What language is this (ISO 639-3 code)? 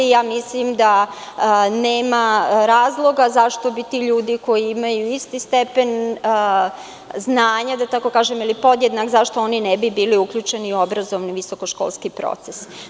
srp